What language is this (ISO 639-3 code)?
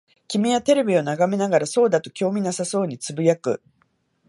jpn